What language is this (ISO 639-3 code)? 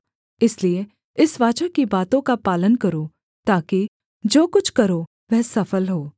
hin